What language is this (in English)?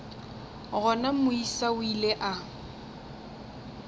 Northern Sotho